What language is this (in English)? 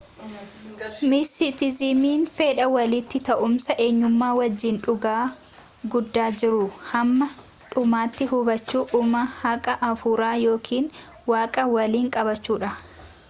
Oromo